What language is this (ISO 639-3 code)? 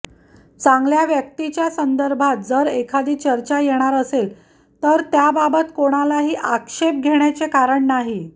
mar